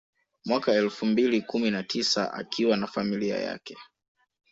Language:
Swahili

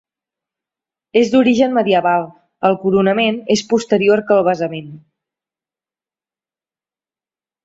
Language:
Catalan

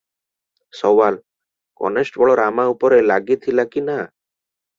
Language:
Odia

